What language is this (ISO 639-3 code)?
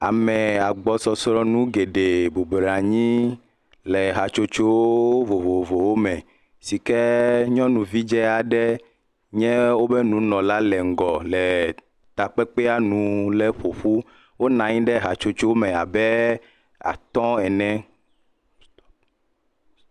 ewe